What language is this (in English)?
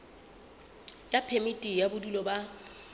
Southern Sotho